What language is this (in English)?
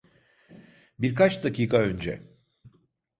Turkish